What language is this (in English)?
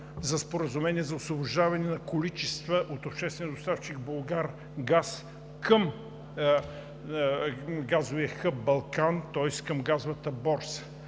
Bulgarian